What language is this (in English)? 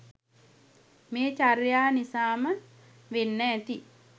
Sinhala